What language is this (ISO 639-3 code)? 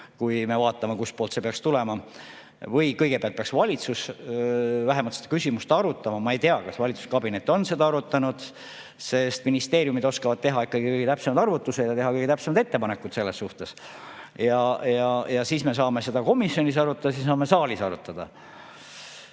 est